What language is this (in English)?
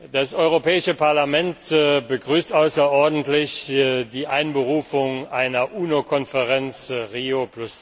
German